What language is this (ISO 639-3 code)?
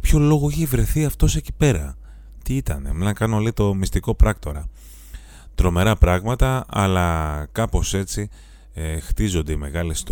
ell